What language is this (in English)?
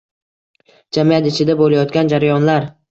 Uzbek